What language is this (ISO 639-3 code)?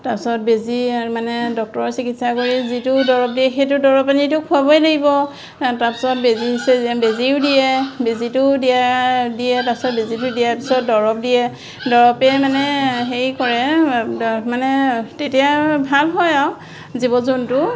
asm